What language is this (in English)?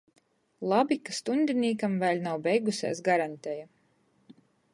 Latgalian